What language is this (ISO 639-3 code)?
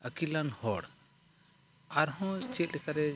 sat